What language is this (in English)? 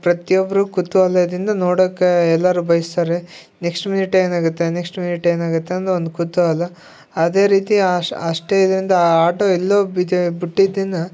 Kannada